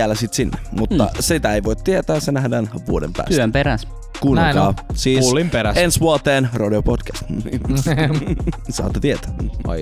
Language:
Finnish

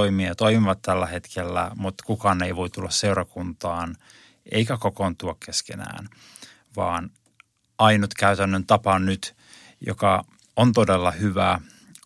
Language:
Finnish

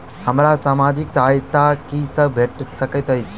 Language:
Maithili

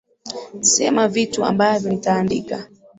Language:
Swahili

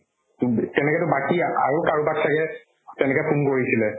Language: Assamese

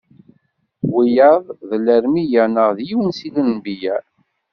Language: Kabyle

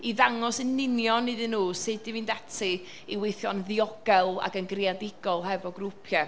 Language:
Welsh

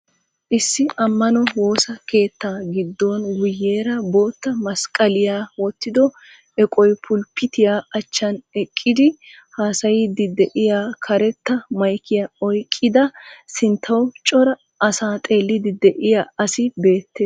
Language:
Wolaytta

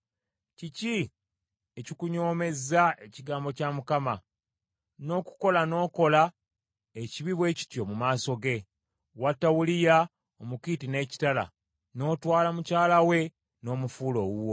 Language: Ganda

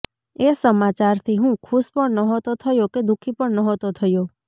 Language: Gujarati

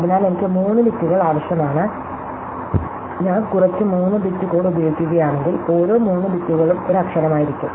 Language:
Malayalam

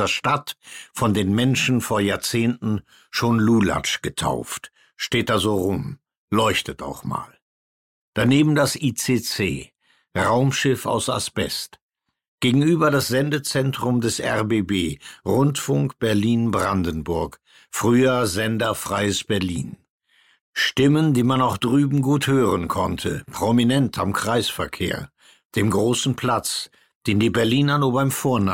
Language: German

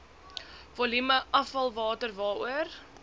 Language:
Afrikaans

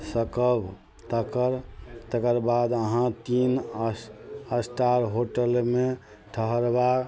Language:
Maithili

